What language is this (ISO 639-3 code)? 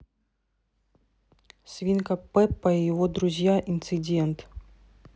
rus